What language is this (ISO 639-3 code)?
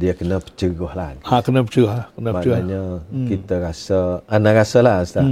msa